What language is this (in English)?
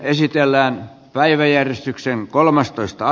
Finnish